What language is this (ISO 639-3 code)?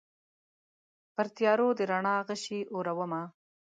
pus